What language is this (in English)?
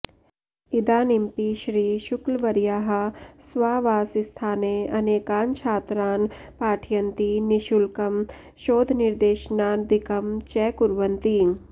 Sanskrit